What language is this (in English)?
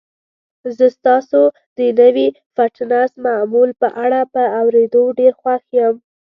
Pashto